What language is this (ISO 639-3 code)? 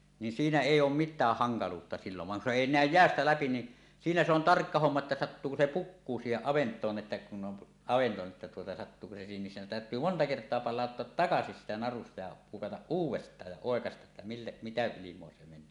fin